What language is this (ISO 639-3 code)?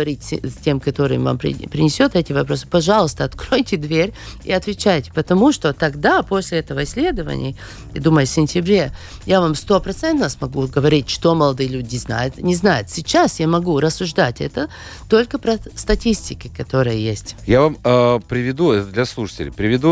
rus